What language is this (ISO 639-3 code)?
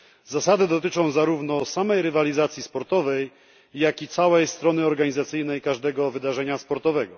pol